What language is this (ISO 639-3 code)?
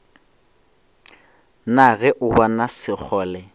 nso